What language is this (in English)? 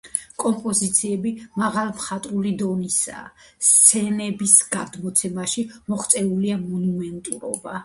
Georgian